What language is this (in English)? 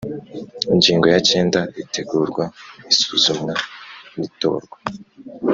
Kinyarwanda